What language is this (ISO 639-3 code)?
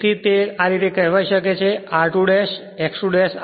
guj